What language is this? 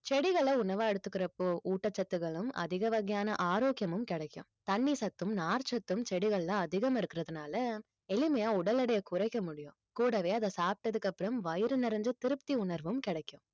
Tamil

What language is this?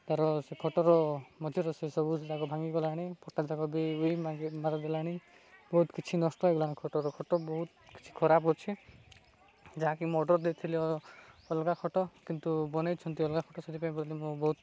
Odia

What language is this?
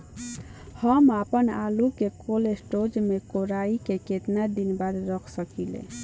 Bhojpuri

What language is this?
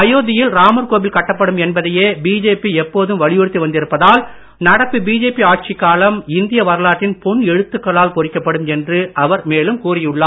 Tamil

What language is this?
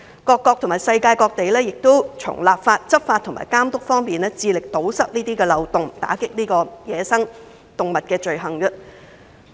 Cantonese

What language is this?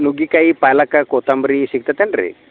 Kannada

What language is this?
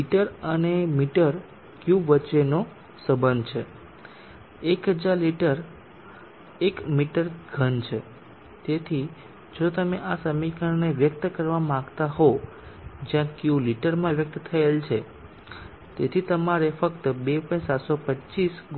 Gujarati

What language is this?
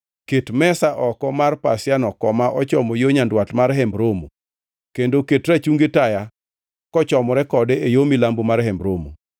Luo (Kenya and Tanzania)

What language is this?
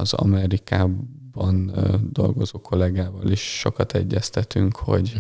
Hungarian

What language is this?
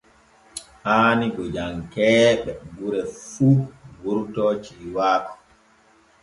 Borgu Fulfulde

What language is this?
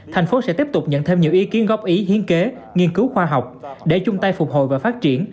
Vietnamese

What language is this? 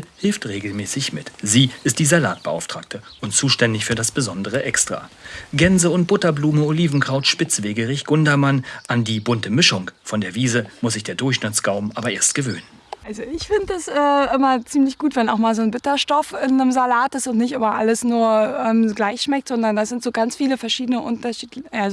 German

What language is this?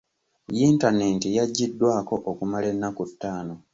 Ganda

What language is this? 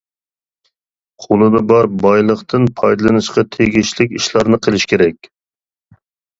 Uyghur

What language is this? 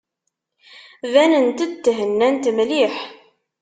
Kabyle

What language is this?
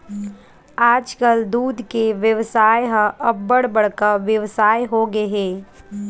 Chhattisgarhi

